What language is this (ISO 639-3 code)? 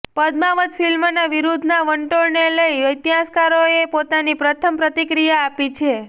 guj